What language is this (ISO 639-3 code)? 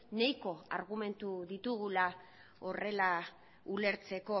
eus